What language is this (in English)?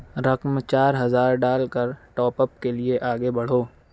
Urdu